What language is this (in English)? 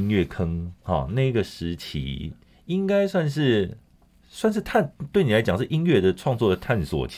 Chinese